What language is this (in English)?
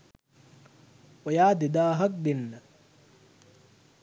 Sinhala